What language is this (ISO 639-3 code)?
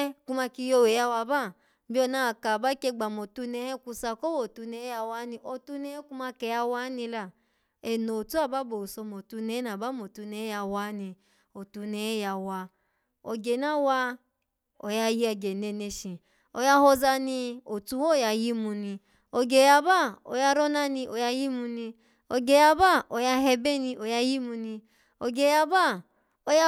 ala